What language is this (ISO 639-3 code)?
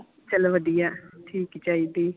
pan